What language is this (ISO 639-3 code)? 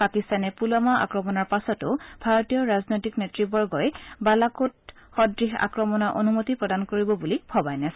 asm